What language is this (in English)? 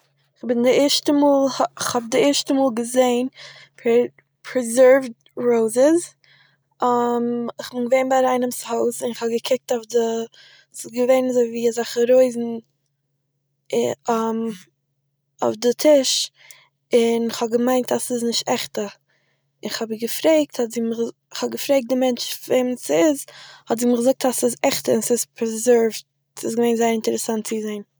Yiddish